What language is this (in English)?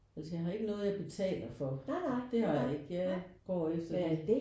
Danish